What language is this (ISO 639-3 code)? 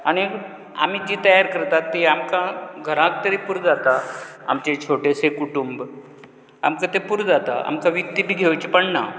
kok